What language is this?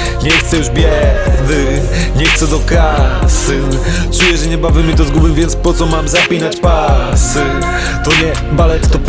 Polish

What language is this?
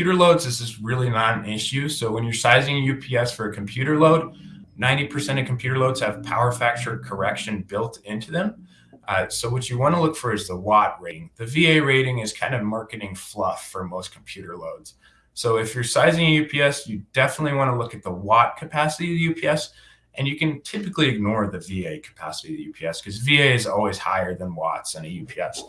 English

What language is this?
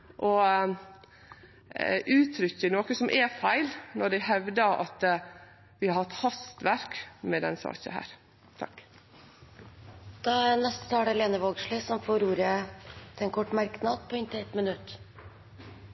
Norwegian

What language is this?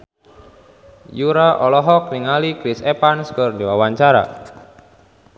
Sundanese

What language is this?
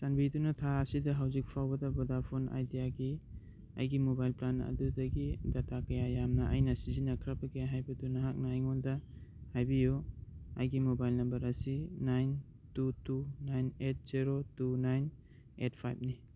Manipuri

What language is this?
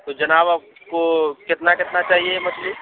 Urdu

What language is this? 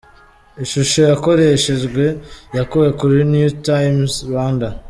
Kinyarwanda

